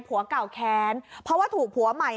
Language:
Thai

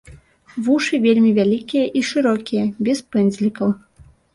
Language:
Belarusian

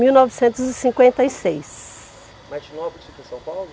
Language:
Portuguese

